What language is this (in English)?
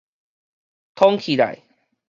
Min Nan Chinese